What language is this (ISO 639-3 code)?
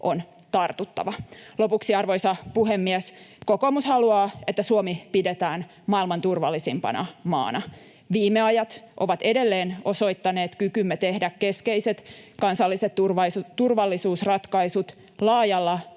fin